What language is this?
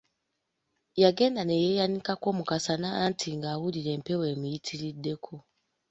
Ganda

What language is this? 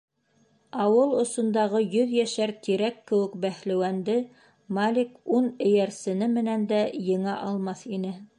Bashkir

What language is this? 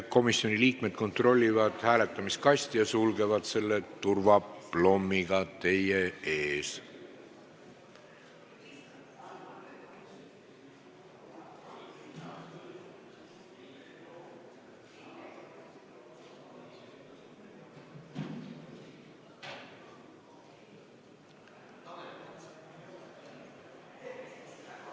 Estonian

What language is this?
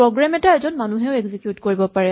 Assamese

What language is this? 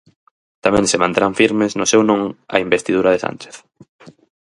Galician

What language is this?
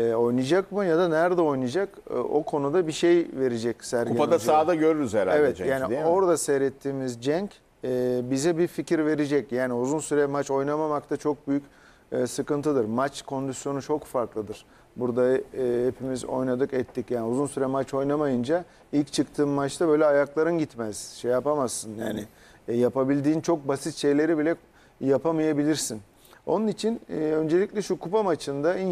Turkish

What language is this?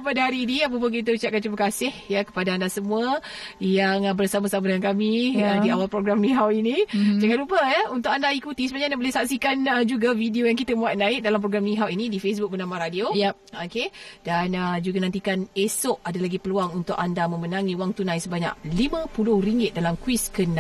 Malay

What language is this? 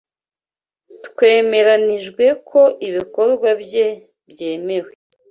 Kinyarwanda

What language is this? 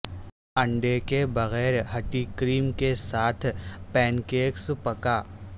Urdu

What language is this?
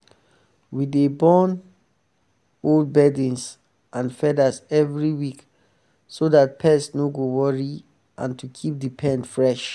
Nigerian Pidgin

